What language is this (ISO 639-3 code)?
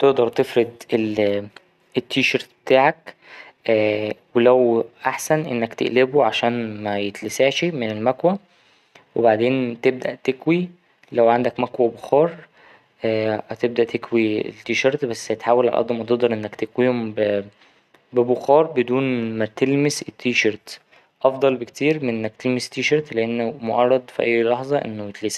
arz